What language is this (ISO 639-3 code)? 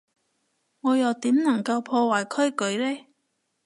yue